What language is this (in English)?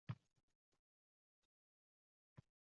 Uzbek